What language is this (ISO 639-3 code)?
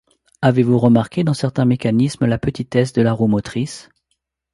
fra